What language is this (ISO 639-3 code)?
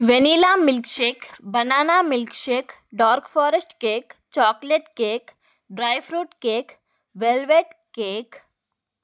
tel